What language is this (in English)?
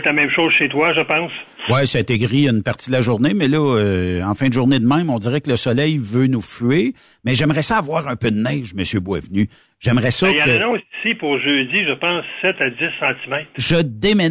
French